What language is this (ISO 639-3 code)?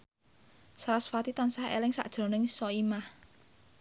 jav